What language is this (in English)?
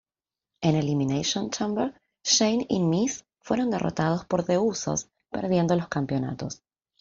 Spanish